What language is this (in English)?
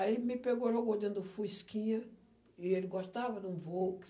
Portuguese